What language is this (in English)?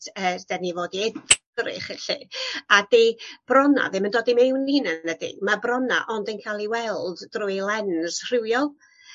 Welsh